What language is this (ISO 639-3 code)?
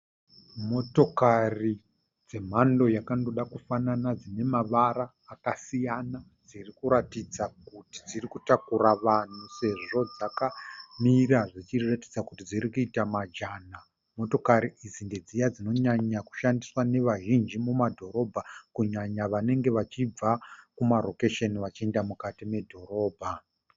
sna